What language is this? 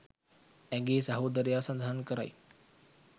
Sinhala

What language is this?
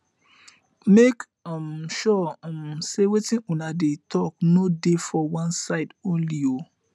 Nigerian Pidgin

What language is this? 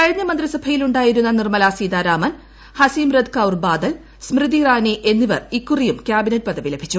Malayalam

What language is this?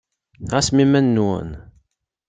Kabyle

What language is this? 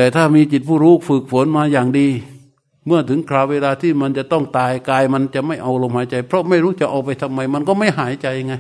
Thai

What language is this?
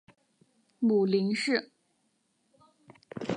Chinese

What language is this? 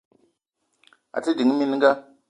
Eton (Cameroon)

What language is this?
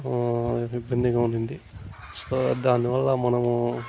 Telugu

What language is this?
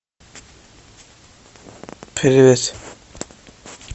Russian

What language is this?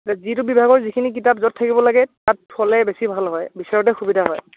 Assamese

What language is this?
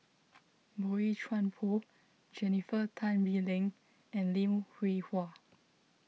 English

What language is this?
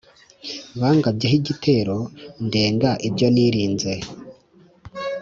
Kinyarwanda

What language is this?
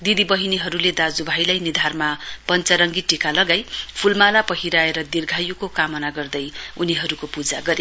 Nepali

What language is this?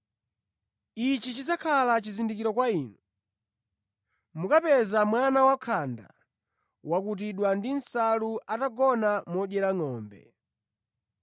Nyanja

